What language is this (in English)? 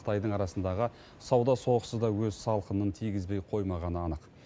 Kazakh